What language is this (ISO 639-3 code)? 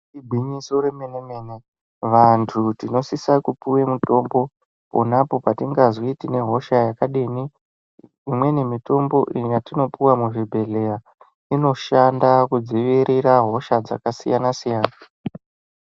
ndc